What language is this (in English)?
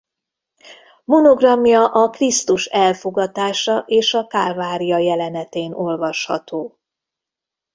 Hungarian